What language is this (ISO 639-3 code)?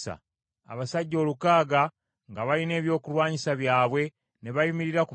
lug